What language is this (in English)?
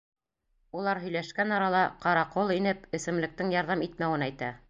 Bashkir